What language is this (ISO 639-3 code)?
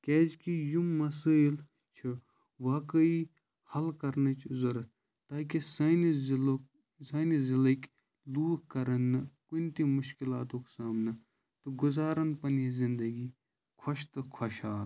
kas